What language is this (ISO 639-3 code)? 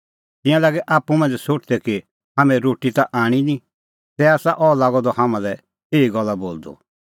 kfx